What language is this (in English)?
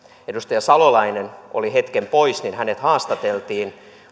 Finnish